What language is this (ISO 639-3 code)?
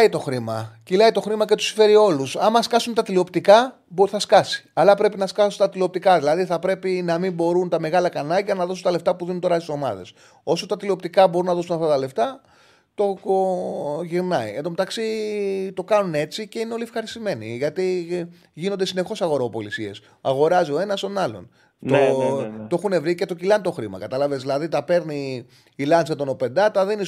ell